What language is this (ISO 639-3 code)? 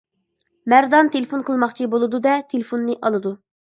uig